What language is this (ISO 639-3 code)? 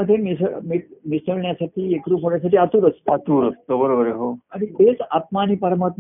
mar